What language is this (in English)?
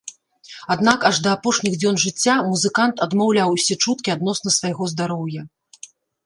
Belarusian